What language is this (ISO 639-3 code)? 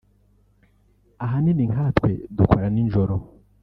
kin